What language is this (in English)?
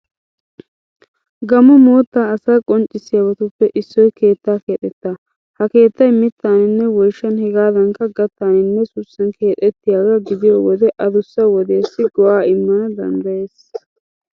Wolaytta